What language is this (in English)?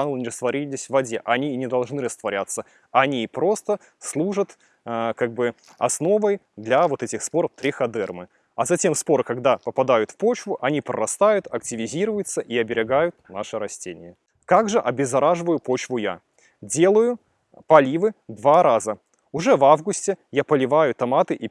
Russian